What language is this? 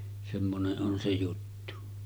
Finnish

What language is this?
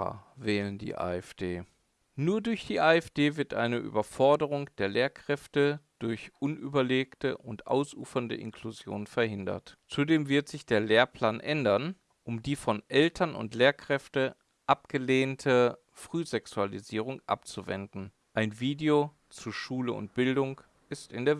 German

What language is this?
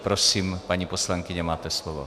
Czech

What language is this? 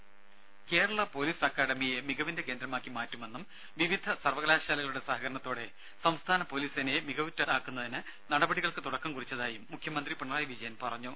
Malayalam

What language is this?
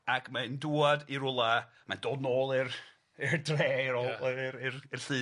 Welsh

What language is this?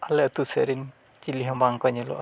Santali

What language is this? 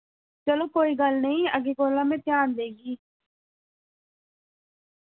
Dogri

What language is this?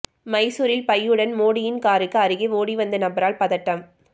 Tamil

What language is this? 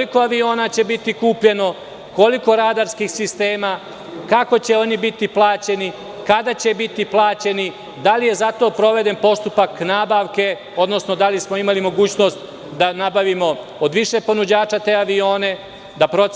Serbian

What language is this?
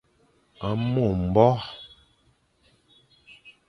Fang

